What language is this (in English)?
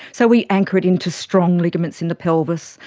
English